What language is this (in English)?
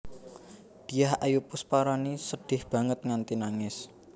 Javanese